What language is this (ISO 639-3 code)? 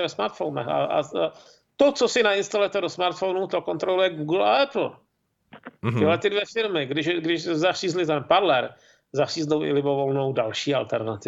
ces